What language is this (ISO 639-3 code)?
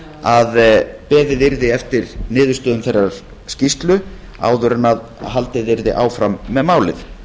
isl